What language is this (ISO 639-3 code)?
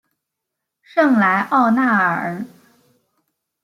zho